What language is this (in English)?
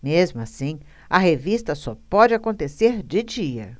Portuguese